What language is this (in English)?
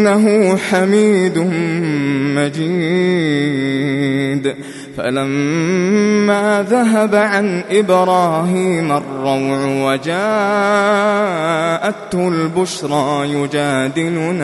Arabic